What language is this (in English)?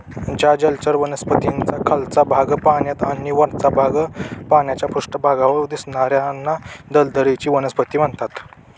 Marathi